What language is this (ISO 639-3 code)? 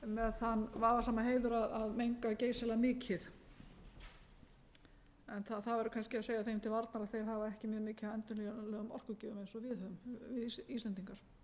isl